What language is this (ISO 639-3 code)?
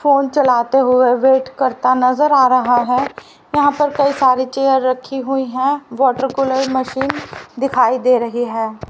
hin